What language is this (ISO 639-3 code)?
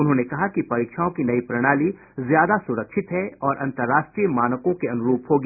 hin